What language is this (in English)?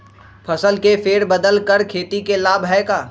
Magahi